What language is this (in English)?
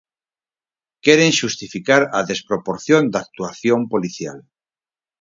Galician